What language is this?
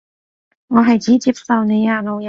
Cantonese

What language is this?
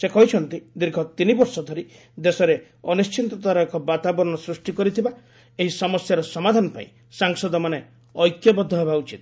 Odia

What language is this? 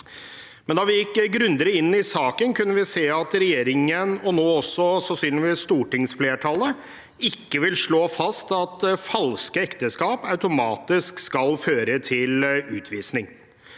Norwegian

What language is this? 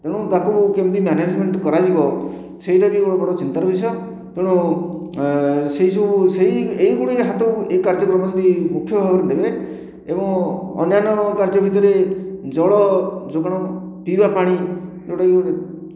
Odia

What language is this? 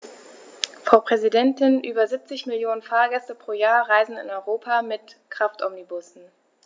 German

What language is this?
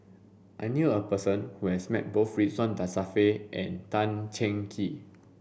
English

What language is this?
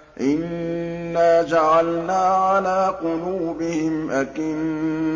Arabic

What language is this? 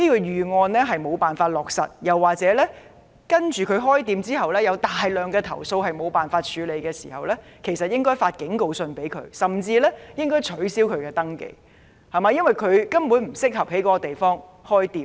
Cantonese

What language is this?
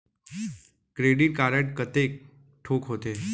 Chhattisgarhi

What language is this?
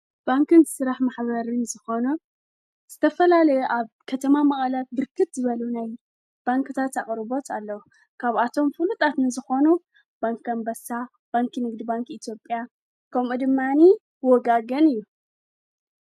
Tigrinya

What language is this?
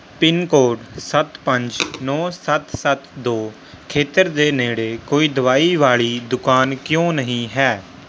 Punjabi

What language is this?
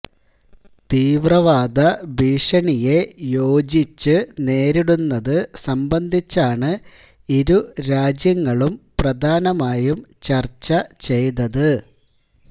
Malayalam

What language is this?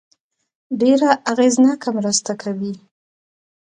Pashto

